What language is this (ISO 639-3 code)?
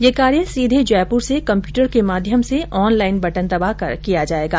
hin